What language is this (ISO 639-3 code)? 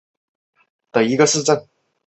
zho